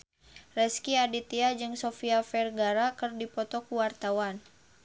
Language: Sundanese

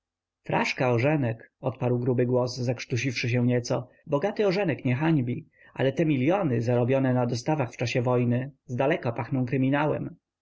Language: Polish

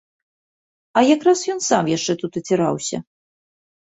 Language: Belarusian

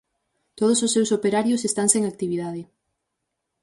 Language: Galician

